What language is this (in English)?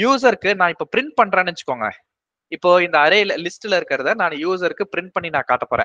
Tamil